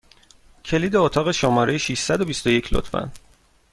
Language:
Persian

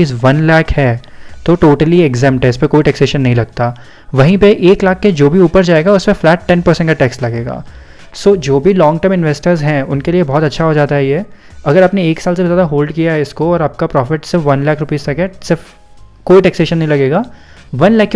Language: Hindi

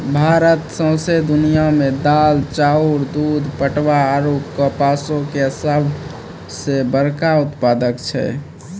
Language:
Maithili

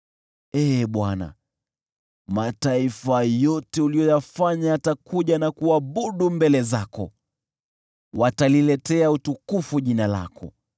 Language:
Swahili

